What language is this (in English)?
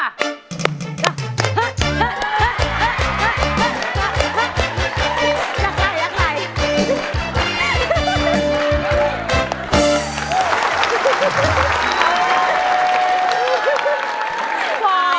Thai